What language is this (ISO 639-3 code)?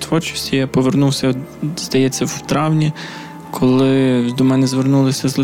ukr